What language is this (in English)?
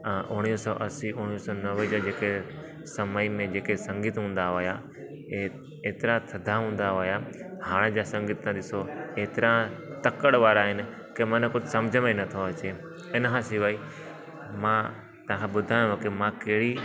Sindhi